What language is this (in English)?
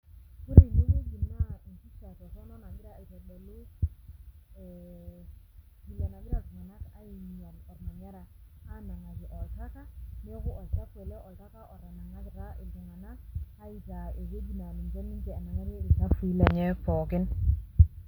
Masai